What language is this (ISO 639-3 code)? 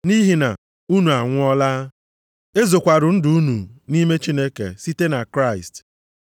ibo